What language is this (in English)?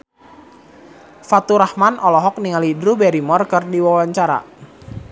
Sundanese